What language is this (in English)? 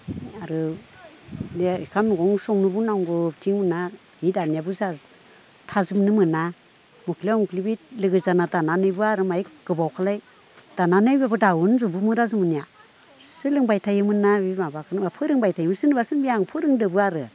Bodo